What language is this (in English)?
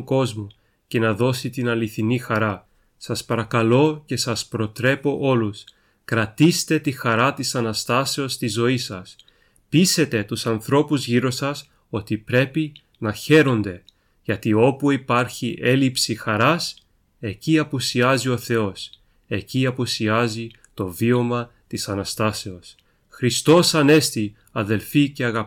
Greek